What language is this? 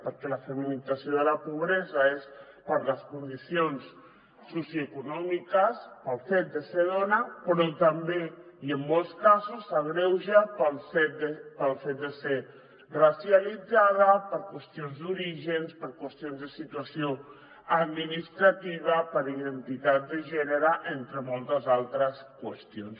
Catalan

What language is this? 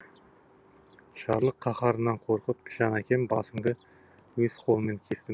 Kazakh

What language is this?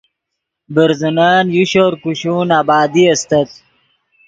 Yidgha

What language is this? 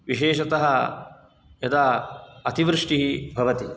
Sanskrit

